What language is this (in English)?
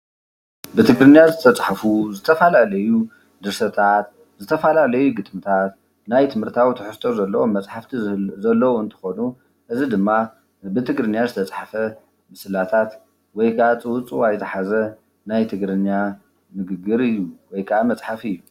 Tigrinya